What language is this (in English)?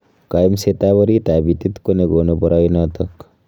Kalenjin